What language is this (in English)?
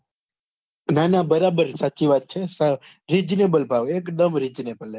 Gujarati